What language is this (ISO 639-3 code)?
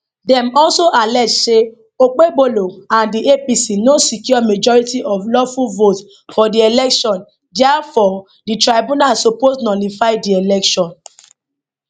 pcm